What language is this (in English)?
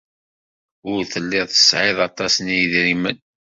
Kabyle